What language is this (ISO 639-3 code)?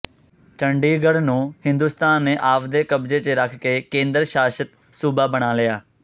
pan